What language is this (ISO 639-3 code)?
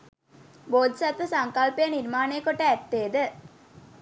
sin